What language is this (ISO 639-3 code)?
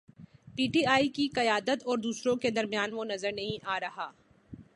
urd